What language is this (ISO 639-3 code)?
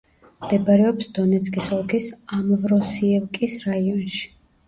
kat